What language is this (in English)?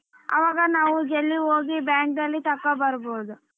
Kannada